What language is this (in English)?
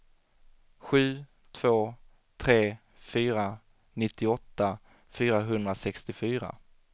Swedish